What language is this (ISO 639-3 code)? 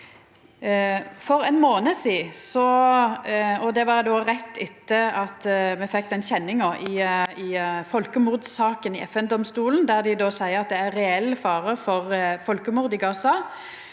nor